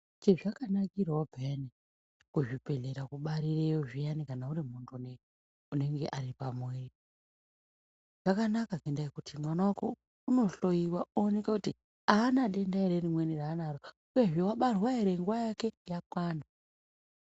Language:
Ndau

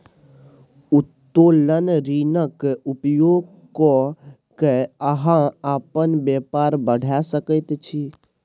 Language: Maithili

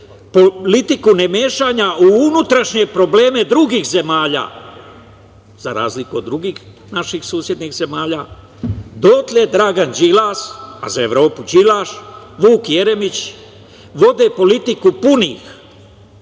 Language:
Serbian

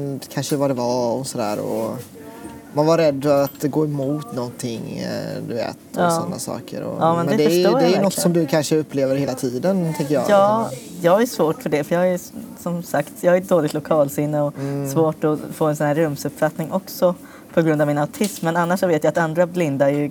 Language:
Swedish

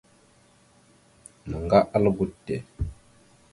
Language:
Mada (Cameroon)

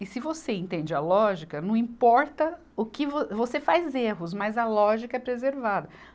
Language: Portuguese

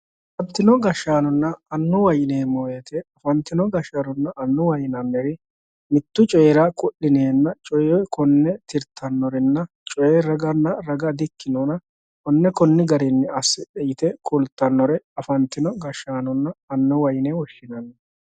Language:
Sidamo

